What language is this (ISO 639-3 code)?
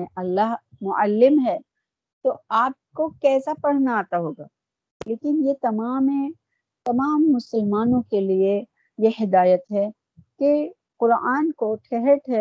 urd